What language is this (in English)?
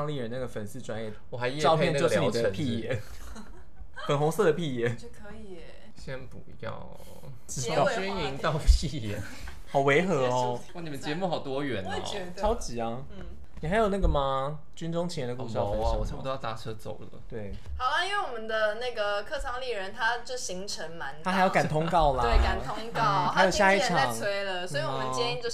Chinese